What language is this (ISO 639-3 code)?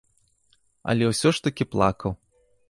bel